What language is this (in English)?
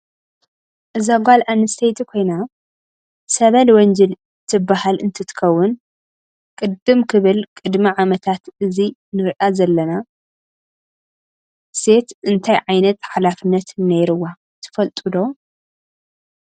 Tigrinya